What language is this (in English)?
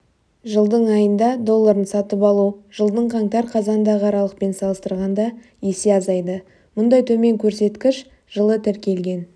Kazakh